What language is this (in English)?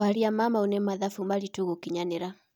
Kikuyu